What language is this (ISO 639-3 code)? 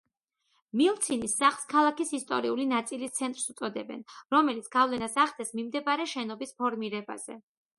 kat